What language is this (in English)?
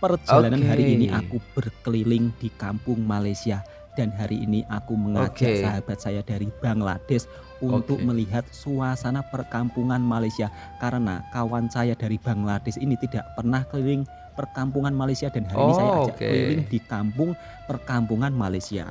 Indonesian